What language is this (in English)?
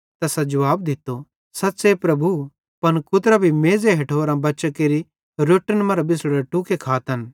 Bhadrawahi